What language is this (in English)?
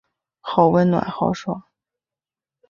Chinese